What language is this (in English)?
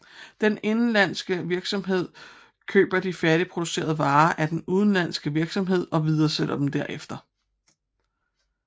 Danish